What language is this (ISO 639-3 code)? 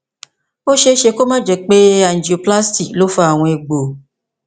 yor